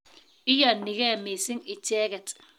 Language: Kalenjin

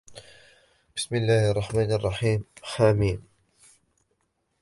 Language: Arabic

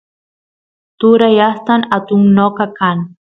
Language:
Santiago del Estero Quichua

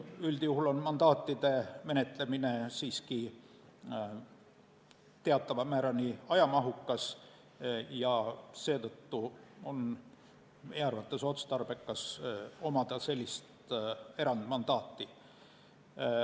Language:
Estonian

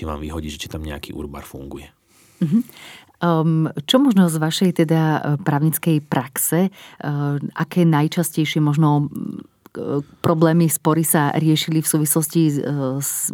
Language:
Slovak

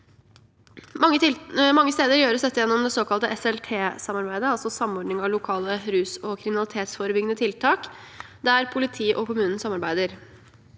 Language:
Norwegian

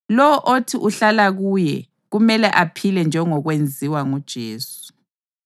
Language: North Ndebele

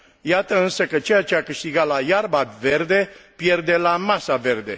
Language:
Romanian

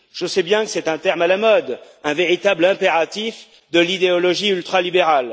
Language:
French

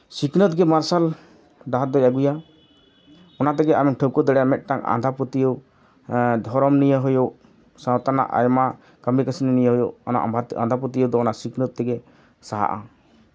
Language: Santali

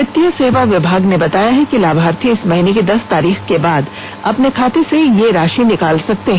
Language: Hindi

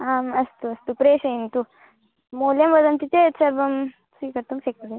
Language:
Sanskrit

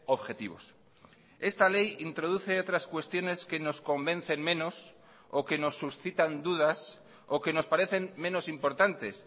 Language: Spanish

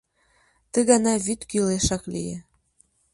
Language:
Mari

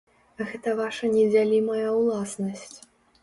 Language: Belarusian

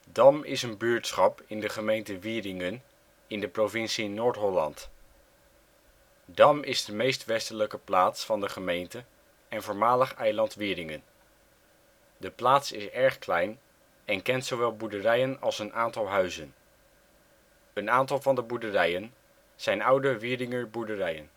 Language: Dutch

